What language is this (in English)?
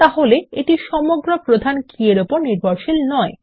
Bangla